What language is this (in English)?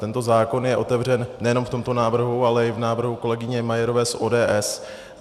Czech